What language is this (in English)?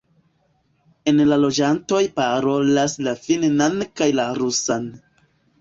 Esperanto